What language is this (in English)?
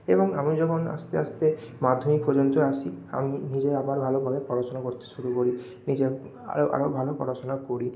Bangla